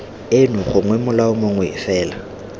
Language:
Tswana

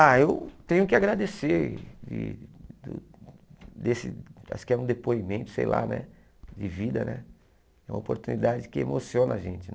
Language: Portuguese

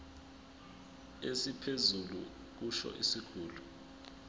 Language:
Zulu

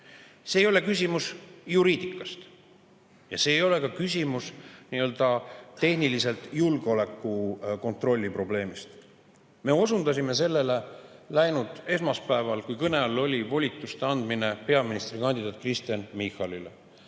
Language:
Estonian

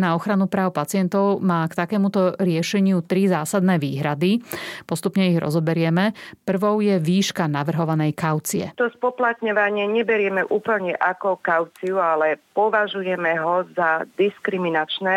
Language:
Slovak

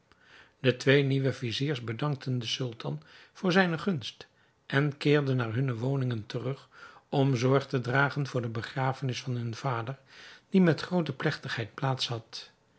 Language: Dutch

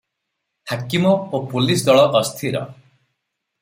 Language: Odia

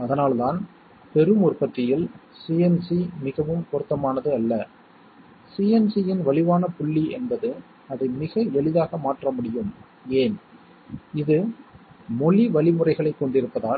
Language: Tamil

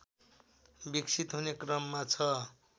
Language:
Nepali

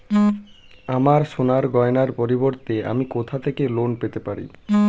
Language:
Bangla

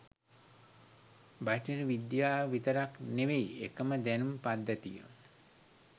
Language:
Sinhala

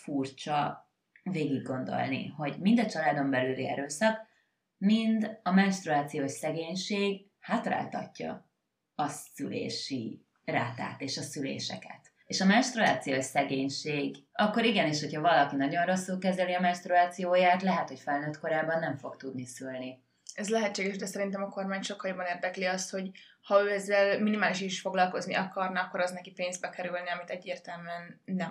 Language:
Hungarian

